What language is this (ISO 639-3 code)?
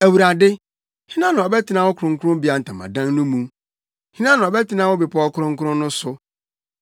aka